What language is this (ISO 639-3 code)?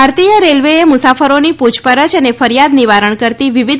guj